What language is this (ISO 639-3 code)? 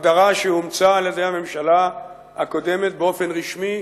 heb